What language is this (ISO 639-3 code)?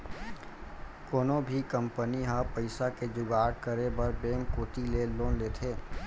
hne